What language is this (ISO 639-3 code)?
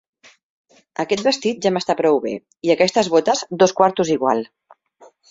cat